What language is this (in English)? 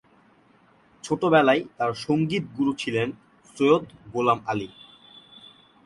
Bangla